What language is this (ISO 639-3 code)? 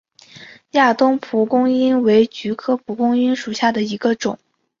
zho